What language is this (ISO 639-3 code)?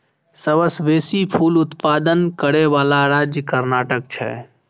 mai